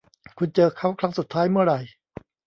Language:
Thai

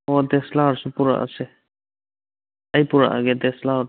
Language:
Manipuri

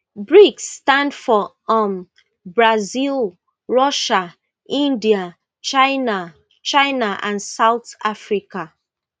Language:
Nigerian Pidgin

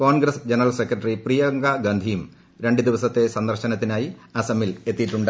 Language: Malayalam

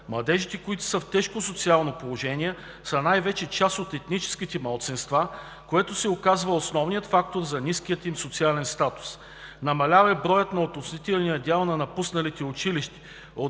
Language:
Bulgarian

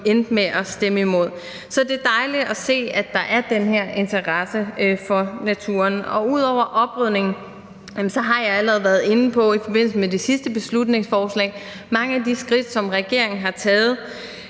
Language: Danish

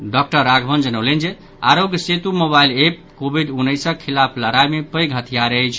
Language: Maithili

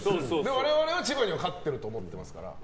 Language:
Japanese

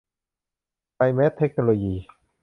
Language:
Thai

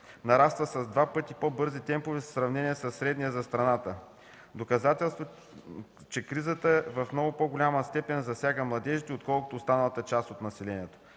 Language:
Bulgarian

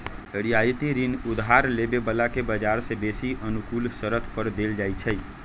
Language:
Magahi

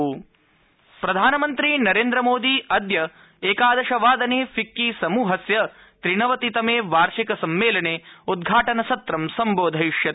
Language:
Sanskrit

